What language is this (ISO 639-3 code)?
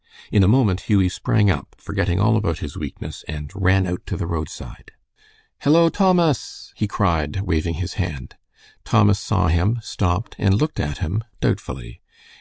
eng